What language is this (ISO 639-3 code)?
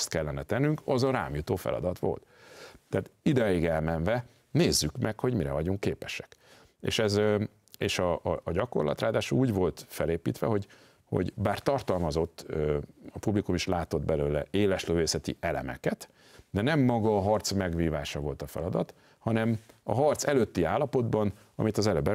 hun